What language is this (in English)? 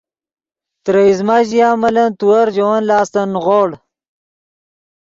Yidgha